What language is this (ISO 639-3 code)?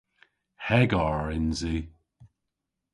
cor